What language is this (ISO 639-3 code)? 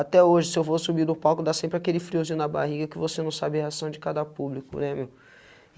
por